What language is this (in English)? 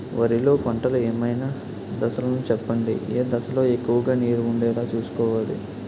Telugu